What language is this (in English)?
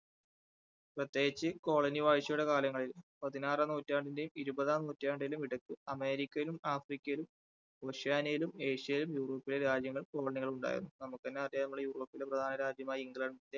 Malayalam